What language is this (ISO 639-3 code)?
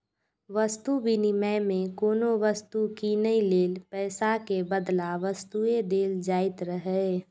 mai